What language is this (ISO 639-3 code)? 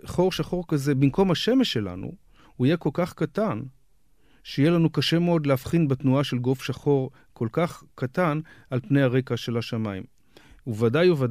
heb